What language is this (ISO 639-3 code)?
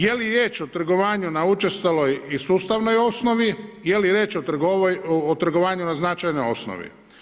hrv